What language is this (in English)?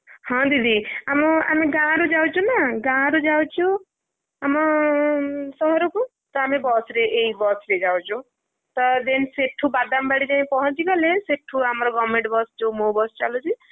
Odia